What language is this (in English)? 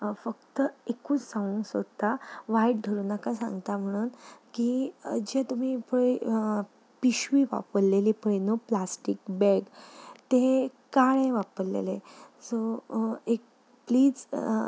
Konkani